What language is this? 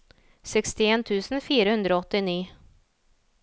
Norwegian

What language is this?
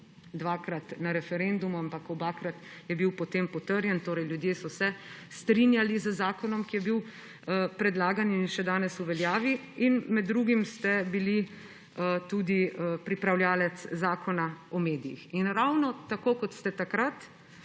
Slovenian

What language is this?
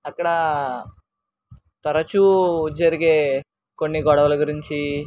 Telugu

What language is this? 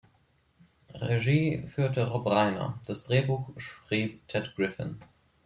German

